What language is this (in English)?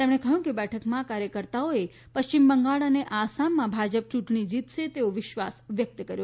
Gujarati